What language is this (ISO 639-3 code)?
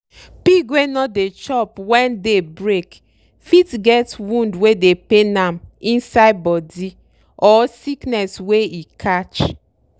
pcm